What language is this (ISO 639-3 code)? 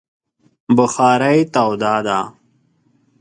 pus